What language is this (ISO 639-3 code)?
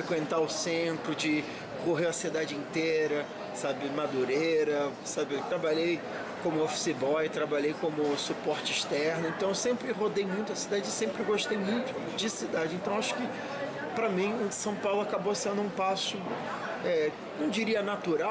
por